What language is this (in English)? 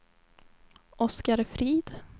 Swedish